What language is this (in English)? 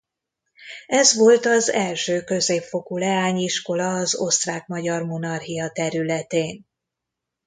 Hungarian